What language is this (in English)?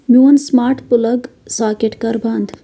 Kashmiri